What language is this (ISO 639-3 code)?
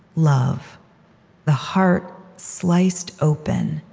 eng